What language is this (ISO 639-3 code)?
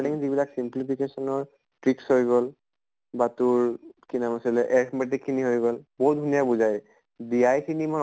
asm